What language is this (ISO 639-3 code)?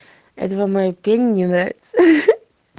rus